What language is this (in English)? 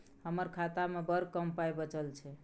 Maithili